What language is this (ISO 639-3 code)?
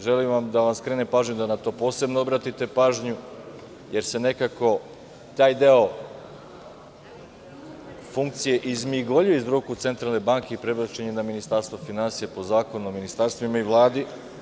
srp